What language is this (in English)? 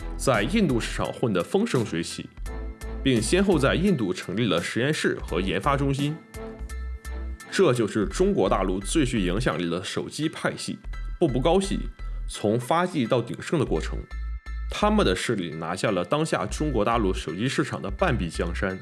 Chinese